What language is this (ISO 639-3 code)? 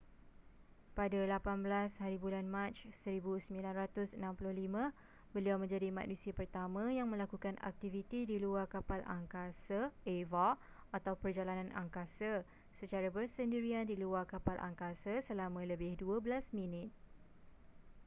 msa